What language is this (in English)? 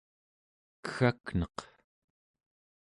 Central Yupik